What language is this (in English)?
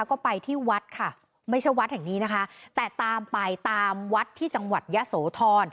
Thai